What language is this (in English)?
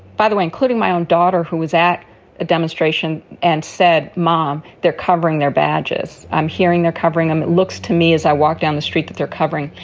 English